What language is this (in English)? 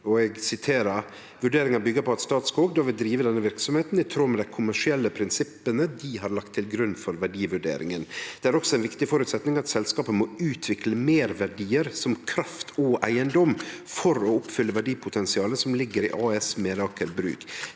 Norwegian